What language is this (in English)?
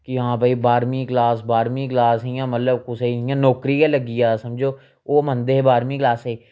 Dogri